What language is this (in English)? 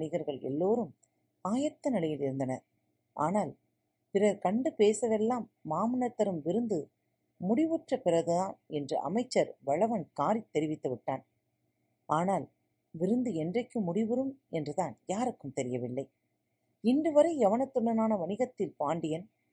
Tamil